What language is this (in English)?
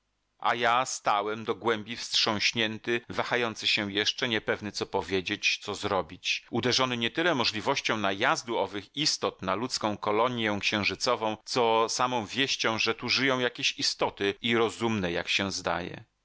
Polish